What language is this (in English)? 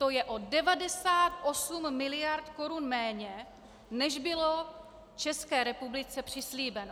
Czech